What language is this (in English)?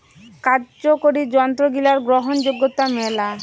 Bangla